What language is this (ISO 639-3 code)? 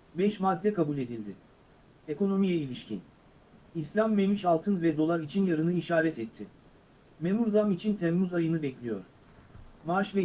tur